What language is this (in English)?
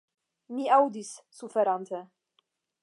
Esperanto